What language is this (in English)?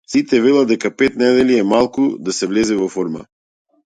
Macedonian